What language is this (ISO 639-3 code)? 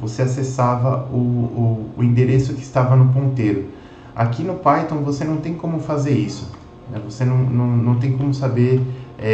por